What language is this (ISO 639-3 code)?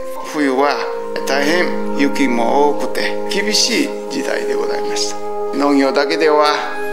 jpn